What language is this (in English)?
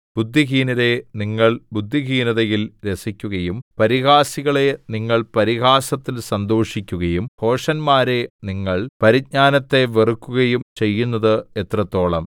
Malayalam